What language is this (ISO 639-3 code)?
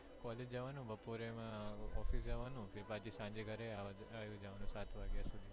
guj